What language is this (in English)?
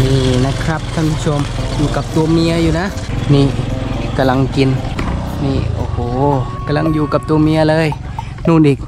Thai